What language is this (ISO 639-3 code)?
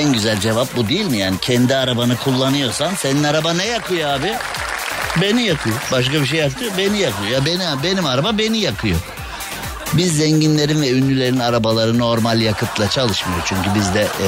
tur